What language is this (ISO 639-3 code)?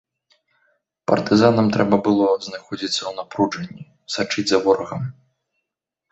bel